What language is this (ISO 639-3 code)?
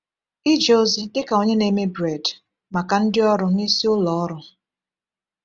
ibo